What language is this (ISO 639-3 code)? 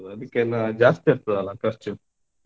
kan